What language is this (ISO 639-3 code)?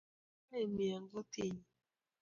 kln